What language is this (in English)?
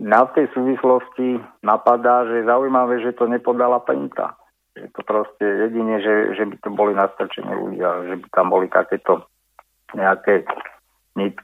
Slovak